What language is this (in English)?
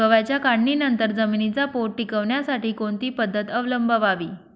Marathi